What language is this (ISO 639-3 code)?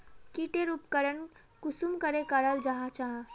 mag